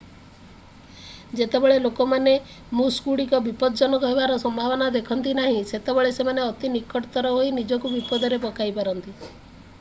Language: Odia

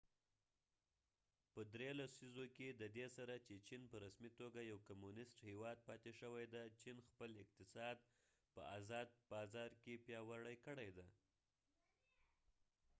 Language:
Pashto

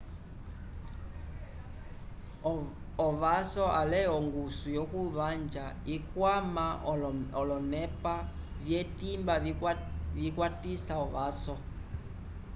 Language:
Umbundu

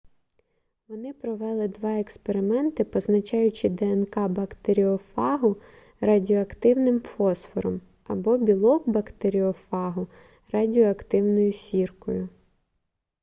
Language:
Ukrainian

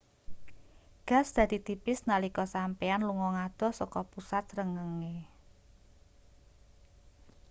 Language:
Javanese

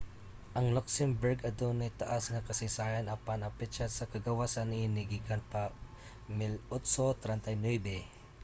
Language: Cebuano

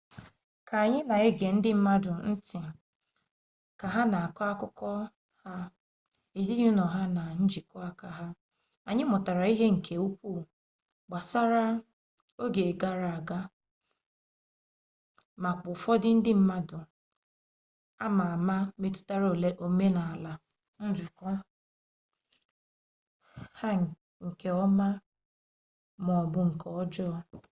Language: Igbo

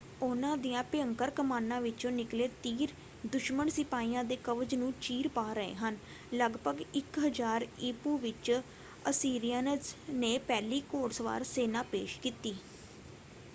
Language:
Punjabi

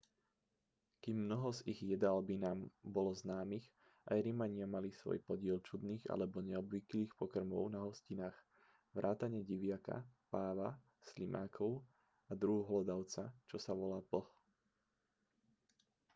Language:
Slovak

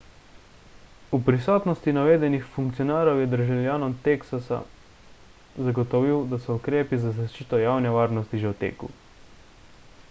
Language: Slovenian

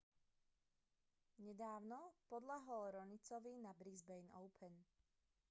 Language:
Slovak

